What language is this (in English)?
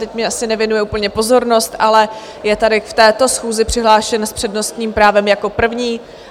Czech